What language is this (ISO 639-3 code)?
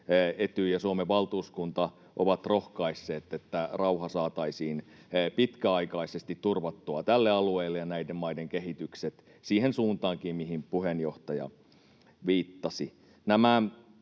fin